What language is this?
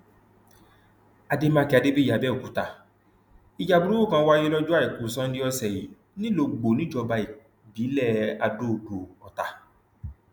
Yoruba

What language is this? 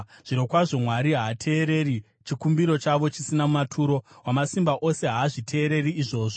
Shona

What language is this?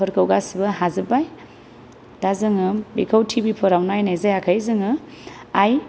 Bodo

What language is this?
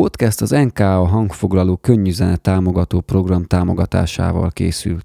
Hungarian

